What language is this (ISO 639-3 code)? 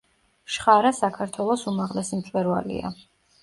kat